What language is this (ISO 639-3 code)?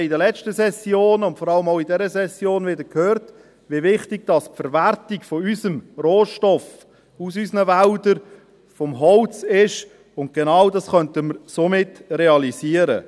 gsw